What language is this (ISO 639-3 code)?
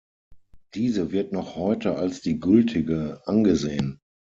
deu